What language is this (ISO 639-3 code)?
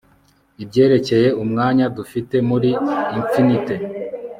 kin